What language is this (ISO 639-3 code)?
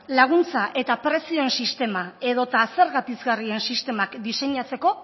eus